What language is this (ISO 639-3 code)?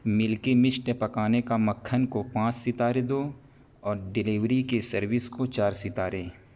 urd